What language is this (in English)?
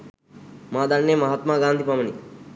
Sinhala